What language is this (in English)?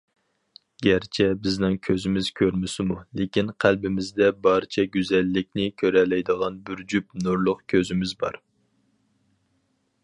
Uyghur